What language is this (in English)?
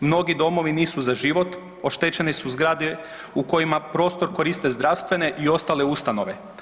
Croatian